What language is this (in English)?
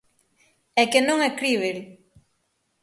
Galician